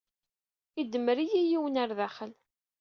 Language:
Kabyle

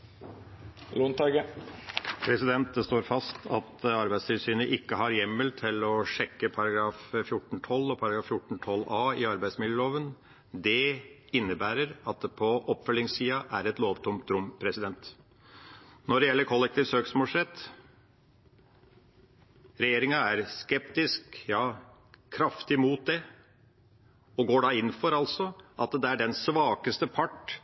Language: Norwegian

